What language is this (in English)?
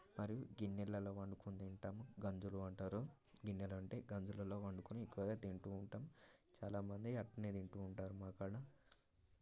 Telugu